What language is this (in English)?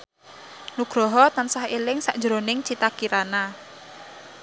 Javanese